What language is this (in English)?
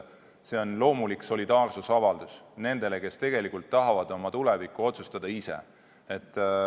Estonian